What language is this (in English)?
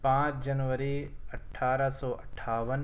Urdu